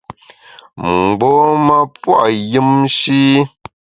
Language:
Bamun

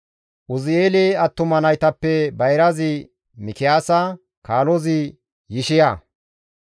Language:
Gamo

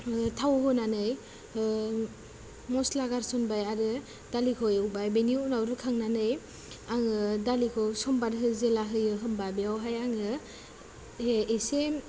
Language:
Bodo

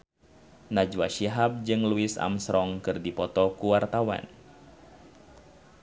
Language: Sundanese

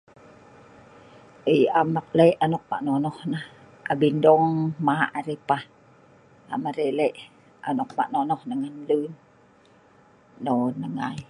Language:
Sa'ban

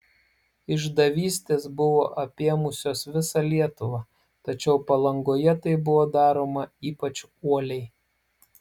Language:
Lithuanian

